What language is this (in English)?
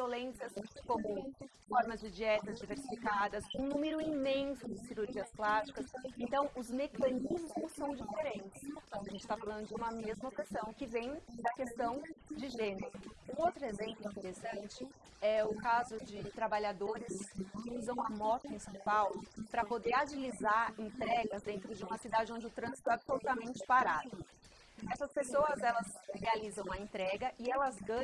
Portuguese